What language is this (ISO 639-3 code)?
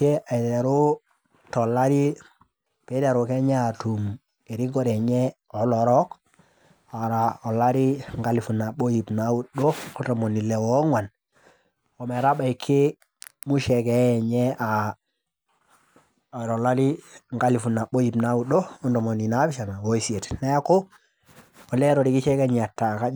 mas